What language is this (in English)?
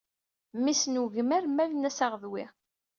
Kabyle